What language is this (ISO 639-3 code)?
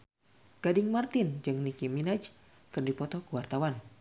sun